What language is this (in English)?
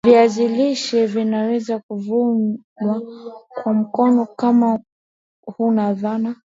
Swahili